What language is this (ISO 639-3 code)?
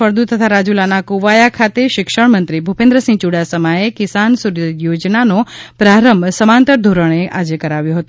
guj